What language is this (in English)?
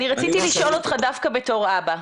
Hebrew